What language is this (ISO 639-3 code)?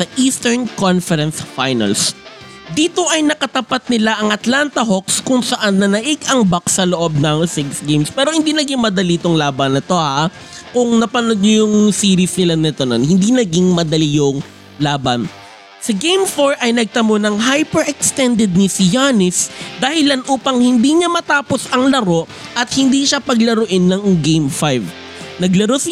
fil